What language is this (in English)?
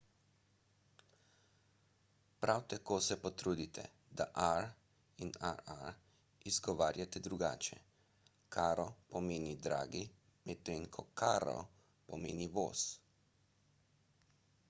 Slovenian